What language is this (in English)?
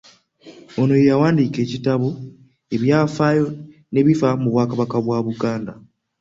Ganda